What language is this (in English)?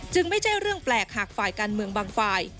Thai